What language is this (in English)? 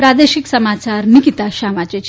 Gujarati